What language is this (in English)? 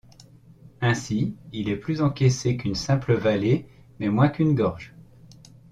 French